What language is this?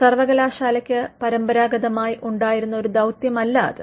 Malayalam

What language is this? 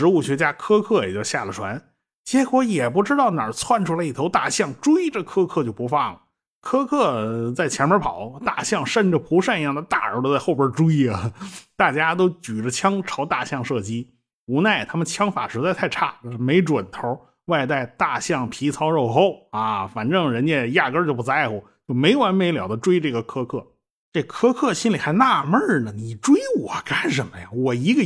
Chinese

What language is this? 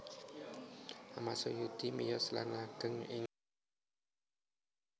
Javanese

